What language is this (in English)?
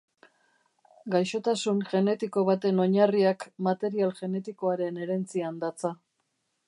Basque